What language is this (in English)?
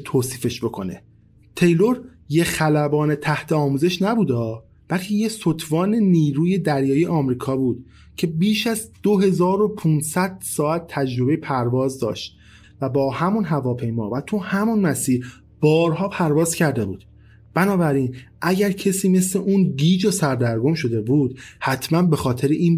Persian